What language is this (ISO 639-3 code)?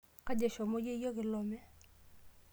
mas